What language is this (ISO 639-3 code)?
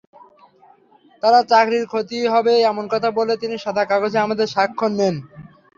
ben